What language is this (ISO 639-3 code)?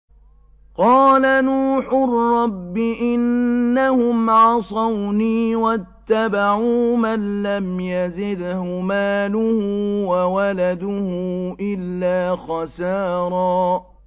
ara